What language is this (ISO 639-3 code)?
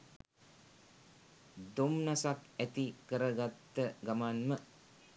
sin